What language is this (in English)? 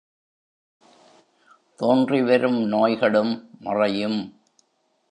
Tamil